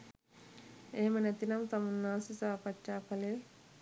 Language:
Sinhala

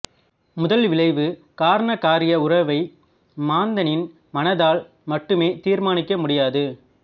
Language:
Tamil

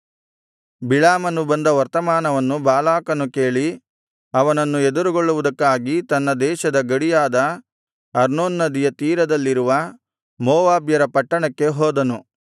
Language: Kannada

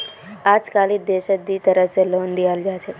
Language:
Magahi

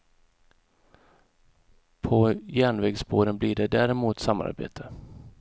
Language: Swedish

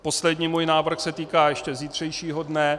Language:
Czech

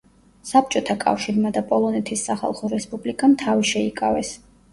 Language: Georgian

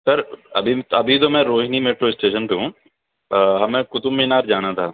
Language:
Urdu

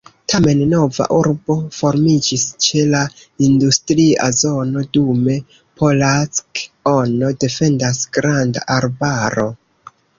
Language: Esperanto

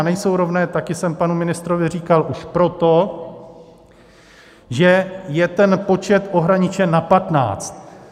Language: Czech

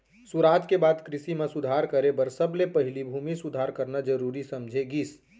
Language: Chhattisgarhi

